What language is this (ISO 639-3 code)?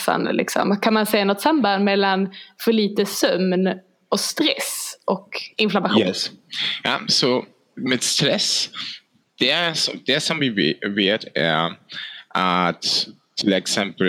swe